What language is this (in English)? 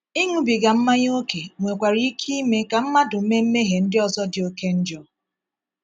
Igbo